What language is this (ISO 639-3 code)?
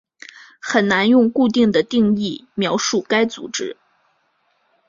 zho